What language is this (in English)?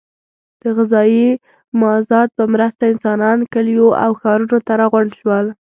Pashto